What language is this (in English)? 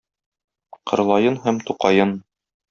Tatar